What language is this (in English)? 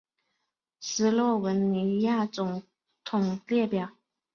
Chinese